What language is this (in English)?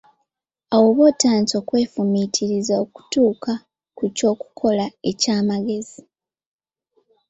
Ganda